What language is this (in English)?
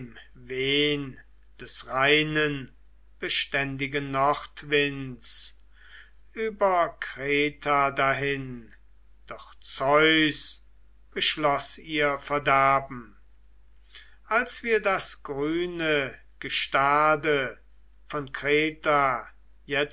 German